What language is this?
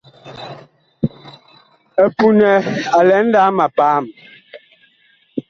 Bakoko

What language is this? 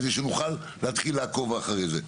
Hebrew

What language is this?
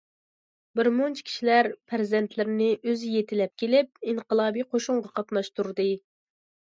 Uyghur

